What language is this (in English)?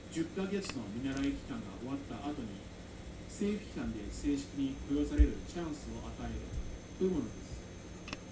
Japanese